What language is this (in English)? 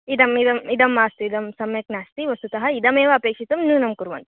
Sanskrit